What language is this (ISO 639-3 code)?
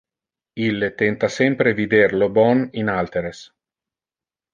ina